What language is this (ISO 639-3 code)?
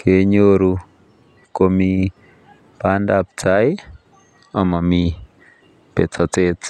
kln